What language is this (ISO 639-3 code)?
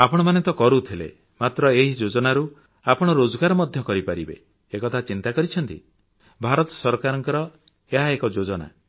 ori